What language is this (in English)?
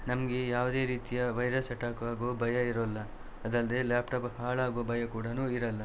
Kannada